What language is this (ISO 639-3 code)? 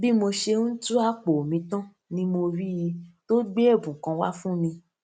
yor